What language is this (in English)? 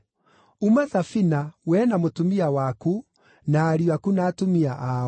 Kikuyu